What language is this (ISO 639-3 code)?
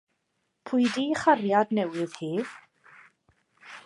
cym